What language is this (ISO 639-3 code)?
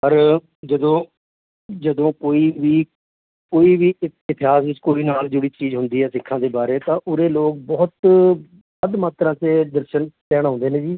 pan